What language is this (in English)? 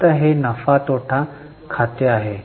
Marathi